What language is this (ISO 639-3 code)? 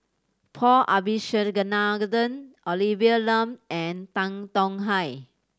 eng